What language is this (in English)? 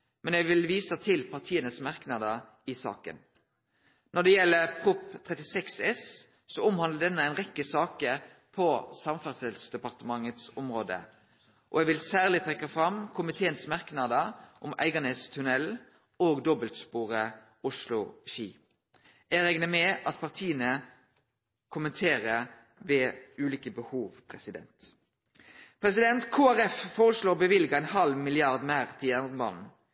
Norwegian Nynorsk